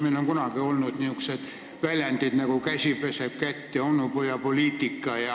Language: Estonian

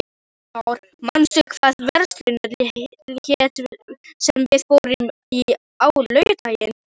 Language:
Icelandic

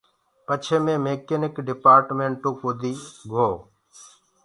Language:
Gurgula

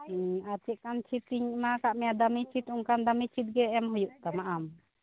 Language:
Santali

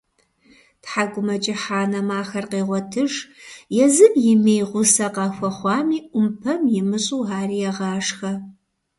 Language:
Kabardian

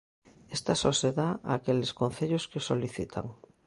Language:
Galician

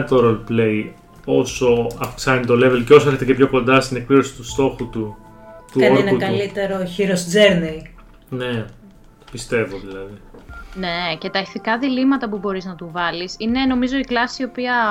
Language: Greek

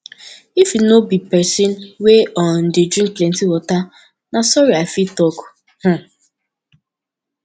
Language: Nigerian Pidgin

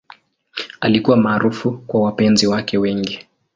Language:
Swahili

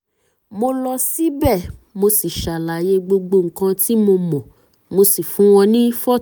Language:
Yoruba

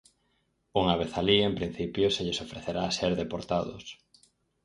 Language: Galician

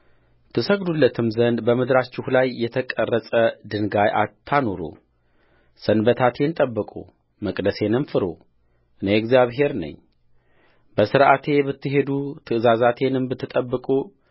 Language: Amharic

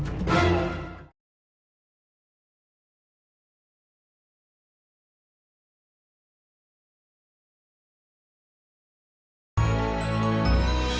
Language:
Indonesian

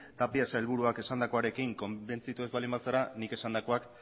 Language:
Basque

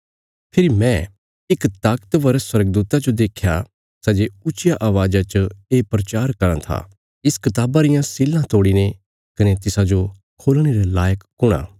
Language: Bilaspuri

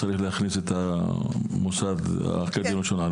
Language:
Hebrew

